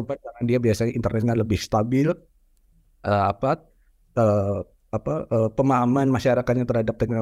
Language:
Indonesian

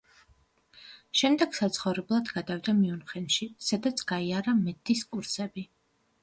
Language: Georgian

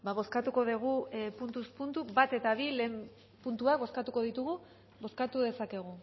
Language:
Basque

